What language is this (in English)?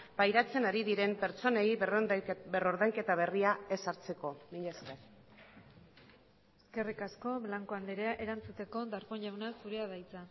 Basque